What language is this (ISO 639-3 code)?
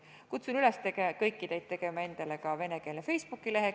est